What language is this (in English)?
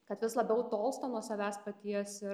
Lithuanian